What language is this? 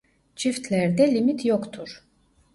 Turkish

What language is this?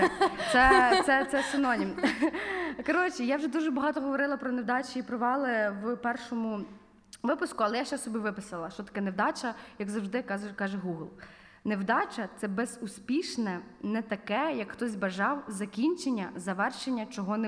Ukrainian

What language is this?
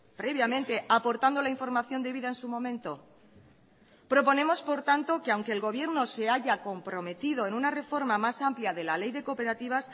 Spanish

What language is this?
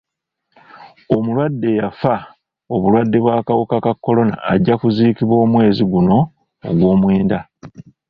Ganda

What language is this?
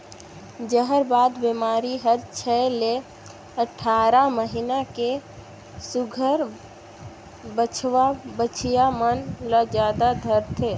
Chhattisgarhi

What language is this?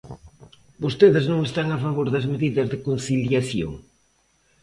Galician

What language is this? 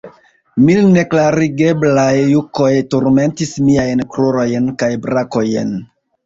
Esperanto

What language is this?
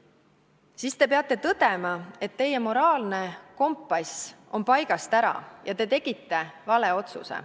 Estonian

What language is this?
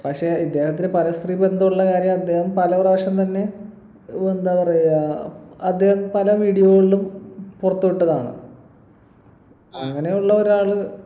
Malayalam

